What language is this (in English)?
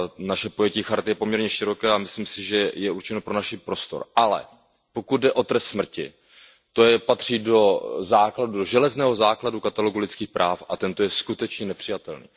Czech